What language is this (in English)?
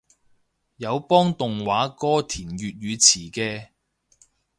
Cantonese